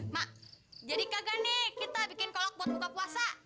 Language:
Indonesian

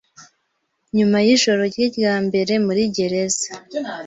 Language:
Kinyarwanda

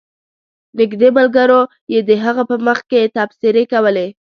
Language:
Pashto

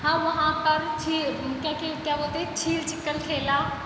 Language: Hindi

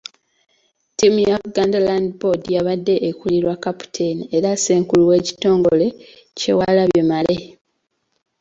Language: Ganda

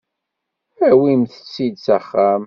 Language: Kabyle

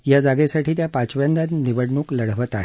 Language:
Marathi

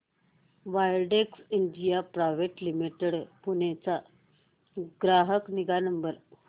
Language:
Marathi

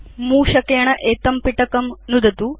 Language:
Sanskrit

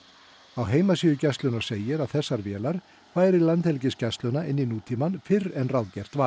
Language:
Icelandic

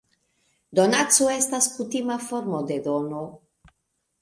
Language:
Esperanto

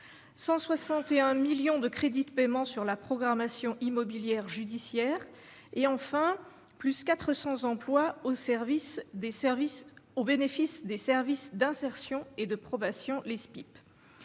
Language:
French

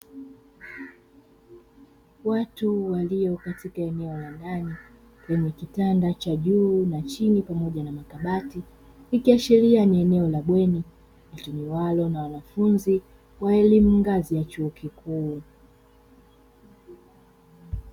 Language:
Swahili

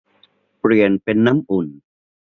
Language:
Thai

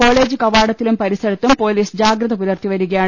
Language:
Malayalam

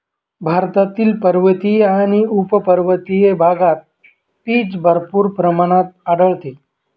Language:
Marathi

